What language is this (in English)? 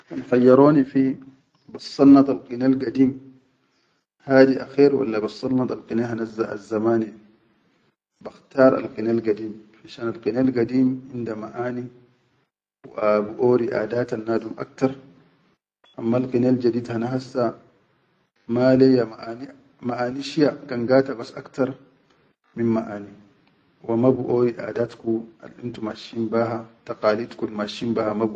Chadian Arabic